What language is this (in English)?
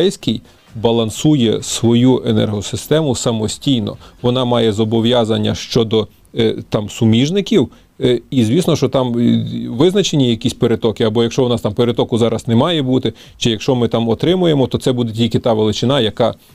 Ukrainian